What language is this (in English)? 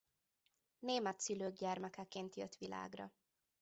Hungarian